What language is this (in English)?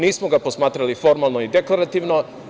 Serbian